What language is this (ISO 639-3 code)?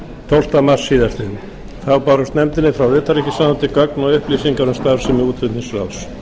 isl